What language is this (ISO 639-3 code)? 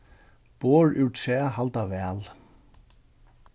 fao